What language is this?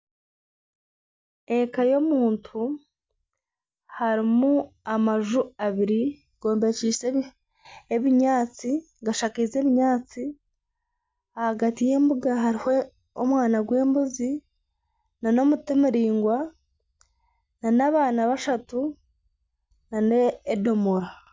Nyankole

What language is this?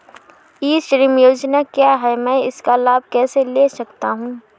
Hindi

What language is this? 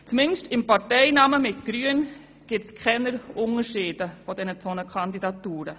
Swiss German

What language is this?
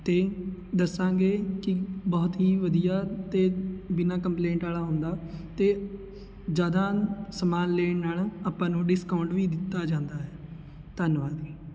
Punjabi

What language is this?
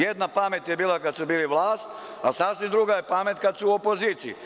Serbian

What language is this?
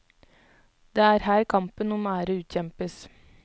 Norwegian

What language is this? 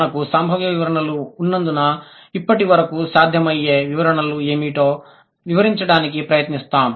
Telugu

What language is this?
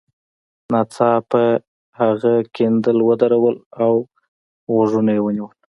Pashto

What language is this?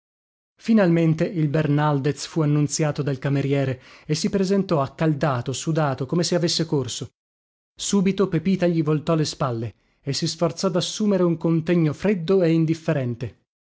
Italian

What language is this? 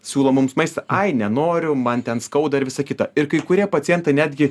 Lithuanian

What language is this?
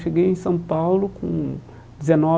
Portuguese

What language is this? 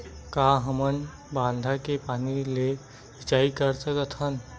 Chhattisgarhi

